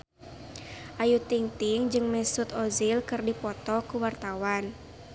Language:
Sundanese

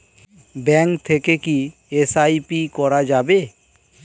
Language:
Bangla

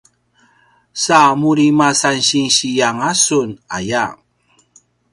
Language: Paiwan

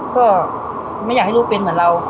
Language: Thai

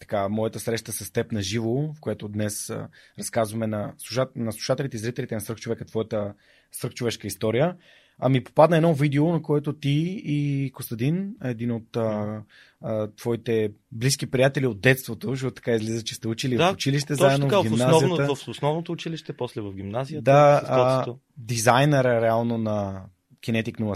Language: Bulgarian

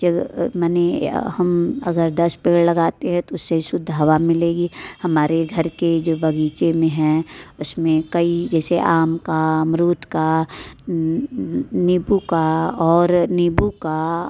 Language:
Hindi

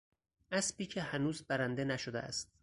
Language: Persian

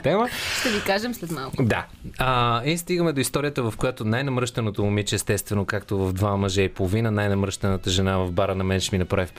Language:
Bulgarian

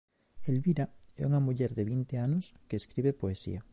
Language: Galician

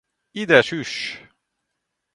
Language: Hungarian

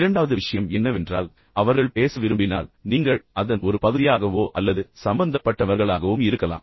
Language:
Tamil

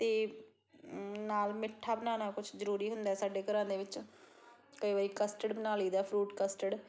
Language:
Punjabi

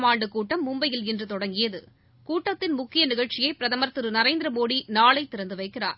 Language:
Tamil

